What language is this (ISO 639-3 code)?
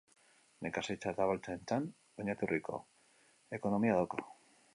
eus